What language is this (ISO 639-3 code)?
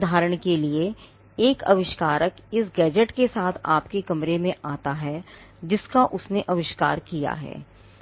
hin